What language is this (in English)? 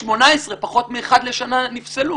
Hebrew